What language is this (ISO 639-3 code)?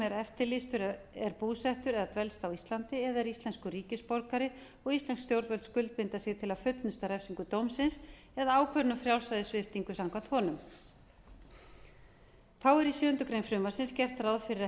isl